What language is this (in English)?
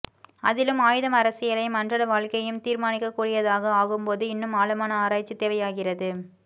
Tamil